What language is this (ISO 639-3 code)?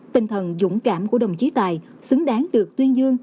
vie